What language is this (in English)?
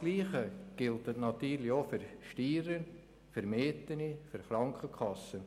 Swiss German